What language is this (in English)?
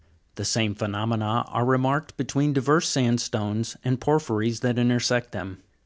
English